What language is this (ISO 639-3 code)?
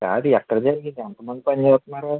tel